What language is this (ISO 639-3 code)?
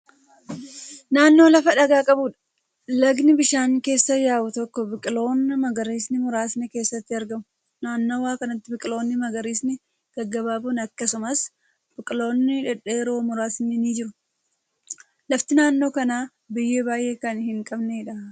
orm